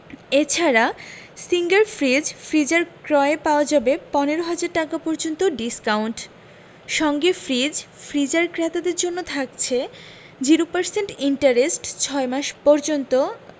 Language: Bangla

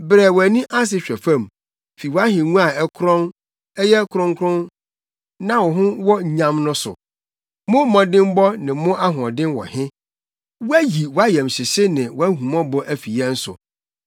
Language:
Akan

